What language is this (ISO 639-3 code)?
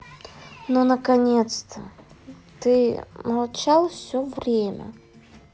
rus